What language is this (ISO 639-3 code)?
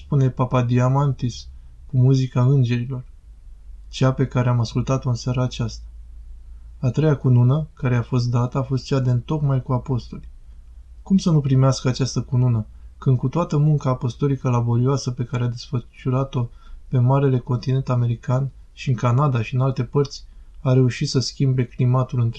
ron